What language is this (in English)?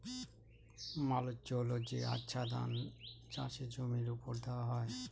Bangla